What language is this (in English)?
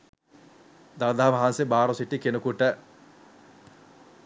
Sinhala